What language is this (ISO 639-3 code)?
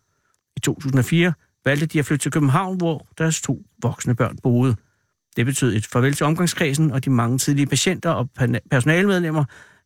dan